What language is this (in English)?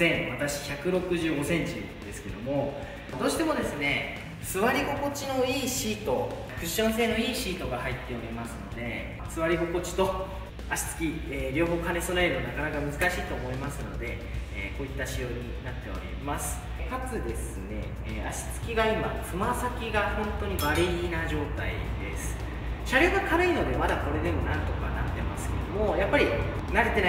Japanese